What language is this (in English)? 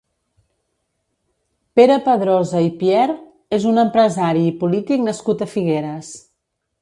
Catalan